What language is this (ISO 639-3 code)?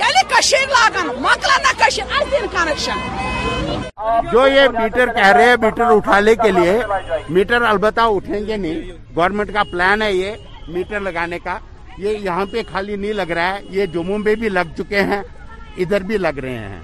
urd